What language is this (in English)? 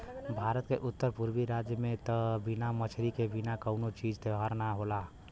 Bhojpuri